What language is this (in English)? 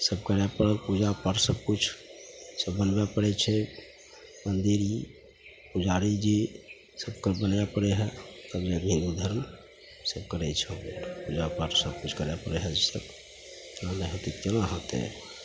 Maithili